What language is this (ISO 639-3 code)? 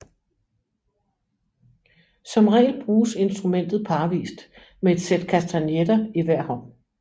dan